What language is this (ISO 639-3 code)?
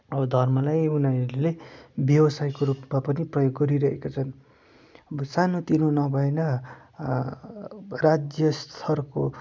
nep